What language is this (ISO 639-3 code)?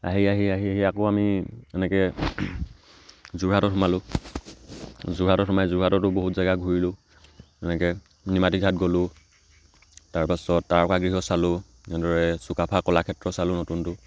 asm